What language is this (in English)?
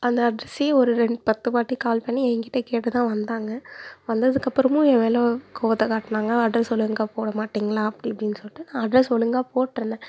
Tamil